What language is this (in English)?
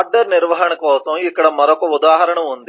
Telugu